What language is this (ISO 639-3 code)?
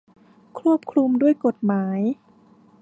tha